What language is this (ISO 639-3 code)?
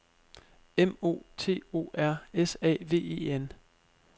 dan